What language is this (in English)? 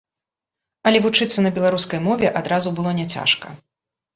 Belarusian